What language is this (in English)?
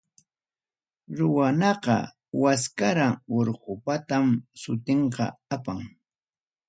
Ayacucho Quechua